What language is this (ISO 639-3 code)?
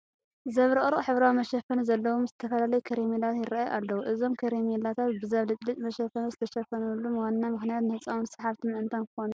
tir